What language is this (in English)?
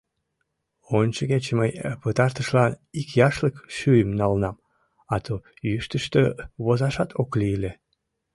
Mari